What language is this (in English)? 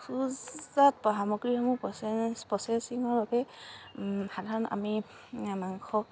Assamese